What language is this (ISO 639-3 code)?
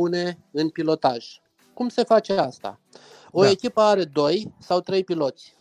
ron